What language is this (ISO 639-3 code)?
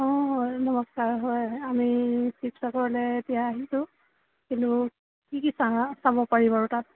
asm